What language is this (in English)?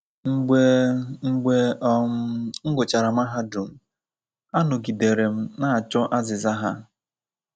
Igbo